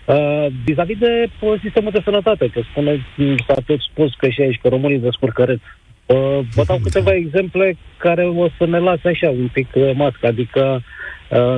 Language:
Romanian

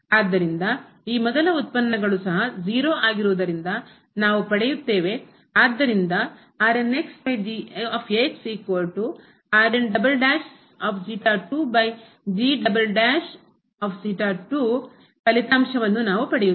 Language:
Kannada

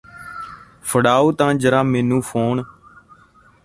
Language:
Punjabi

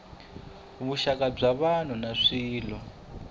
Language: Tsonga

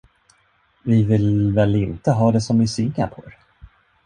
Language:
Swedish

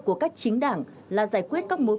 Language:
Vietnamese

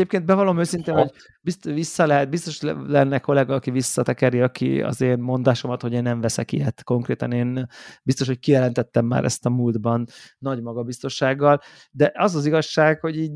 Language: Hungarian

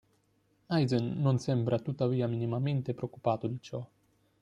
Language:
Italian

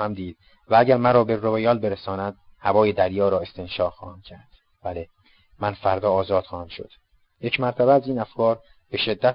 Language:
Persian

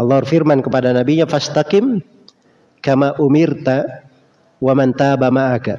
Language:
Indonesian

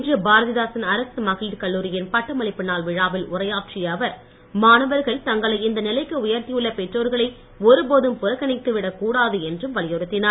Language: Tamil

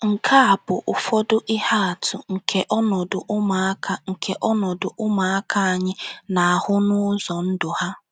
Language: Igbo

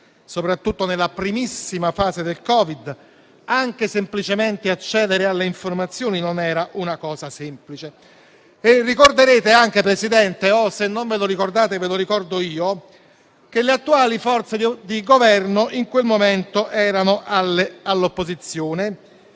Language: Italian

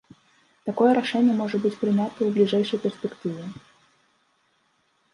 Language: Belarusian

